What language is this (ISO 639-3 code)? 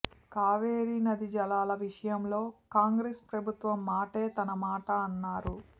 tel